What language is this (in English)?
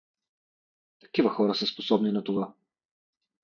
Bulgarian